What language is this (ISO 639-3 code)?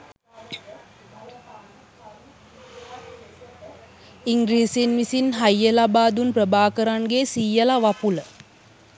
sin